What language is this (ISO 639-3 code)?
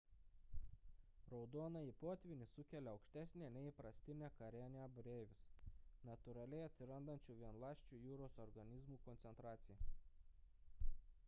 lit